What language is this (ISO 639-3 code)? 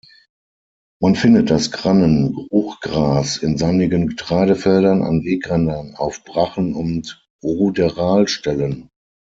deu